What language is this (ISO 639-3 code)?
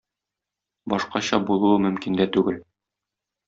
tat